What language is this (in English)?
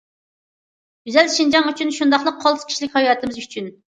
Uyghur